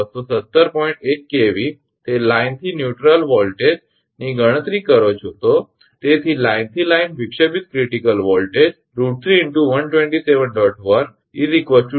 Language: Gujarati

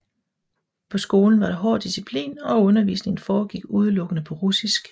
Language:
Danish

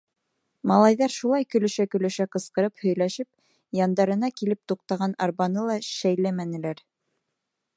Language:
Bashkir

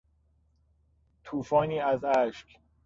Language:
Persian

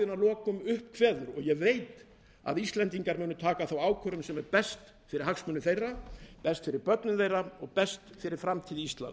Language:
Icelandic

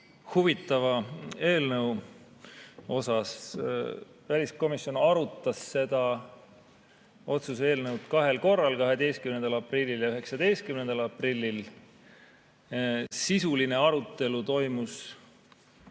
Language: Estonian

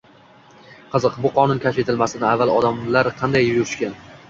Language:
Uzbek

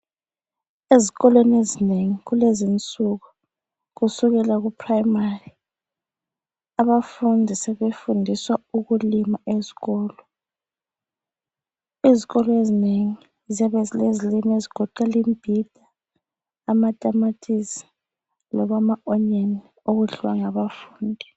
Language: North Ndebele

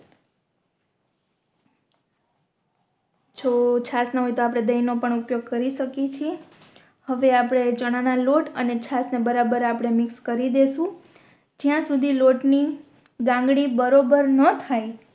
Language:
Gujarati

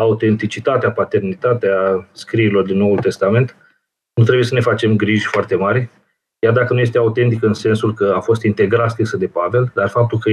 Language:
Romanian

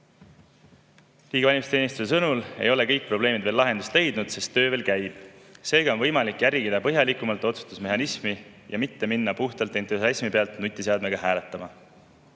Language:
Estonian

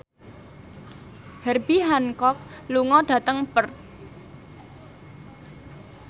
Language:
Javanese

